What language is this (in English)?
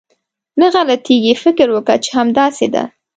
Pashto